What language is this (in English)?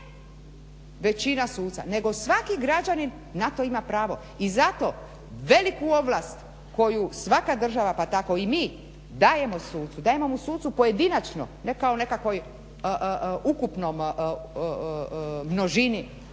Croatian